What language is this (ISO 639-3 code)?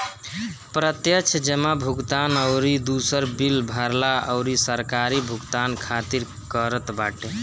bho